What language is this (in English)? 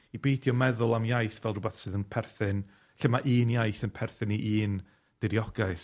Welsh